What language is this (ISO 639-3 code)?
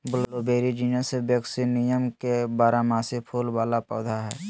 mag